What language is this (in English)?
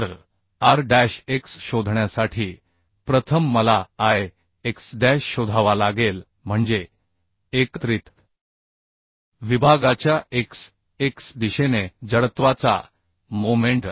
Marathi